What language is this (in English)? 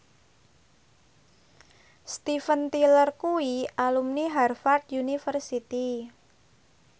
Javanese